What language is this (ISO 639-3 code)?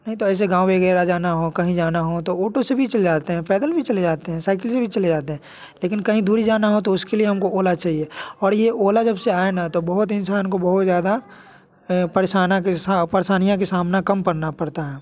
hin